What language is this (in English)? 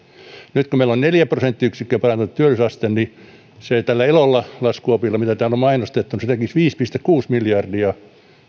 Finnish